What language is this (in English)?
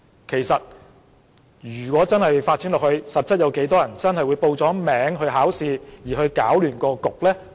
Cantonese